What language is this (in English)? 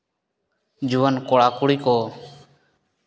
Santali